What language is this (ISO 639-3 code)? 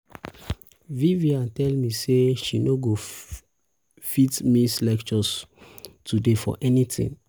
pcm